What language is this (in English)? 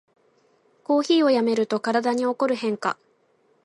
Japanese